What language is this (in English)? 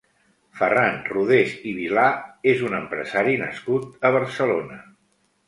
Catalan